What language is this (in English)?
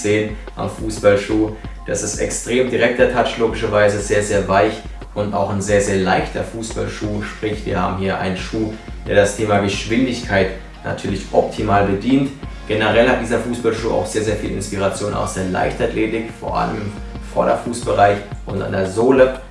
German